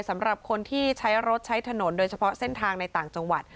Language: Thai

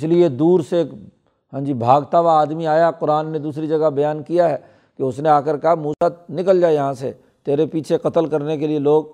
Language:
Urdu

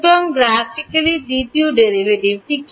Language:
Bangla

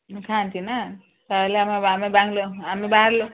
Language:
Odia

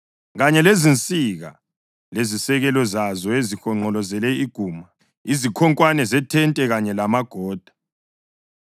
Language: North Ndebele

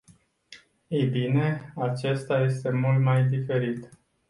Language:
Romanian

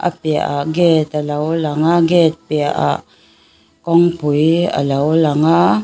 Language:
Mizo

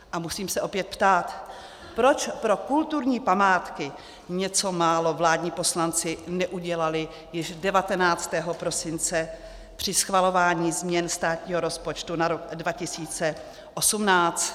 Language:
Czech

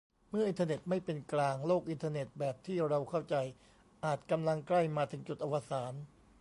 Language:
Thai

